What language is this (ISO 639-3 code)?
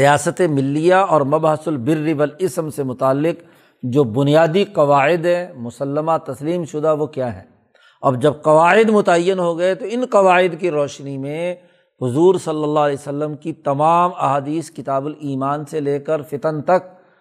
urd